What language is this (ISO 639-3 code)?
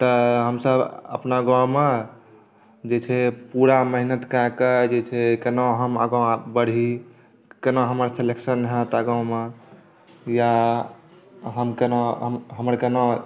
mai